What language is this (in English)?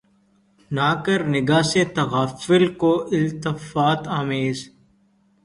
Urdu